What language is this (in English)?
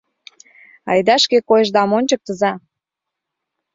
Mari